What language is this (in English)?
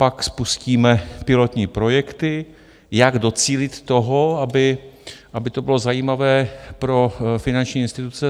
Czech